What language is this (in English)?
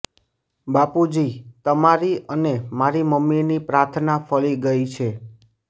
Gujarati